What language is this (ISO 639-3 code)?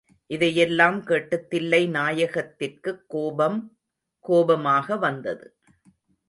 tam